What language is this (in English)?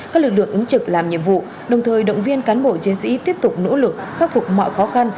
Vietnamese